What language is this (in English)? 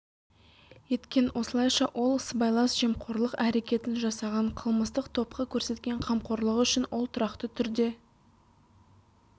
Kazakh